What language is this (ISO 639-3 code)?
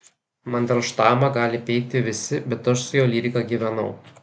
lit